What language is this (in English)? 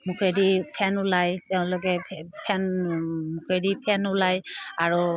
Assamese